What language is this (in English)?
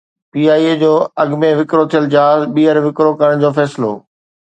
Sindhi